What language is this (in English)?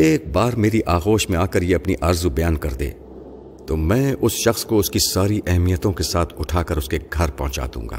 Urdu